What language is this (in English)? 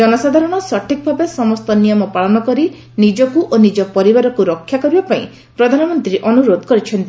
Odia